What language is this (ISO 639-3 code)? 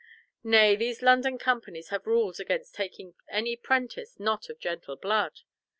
eng